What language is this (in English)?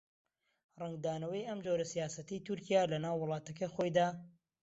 Central Kurdish